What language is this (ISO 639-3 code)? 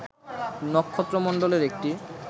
ben